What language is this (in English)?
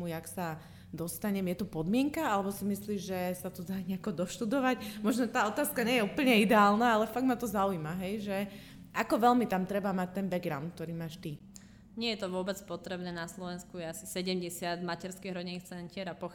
Slovak